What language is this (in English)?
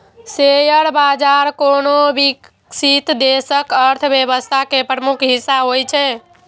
Maithili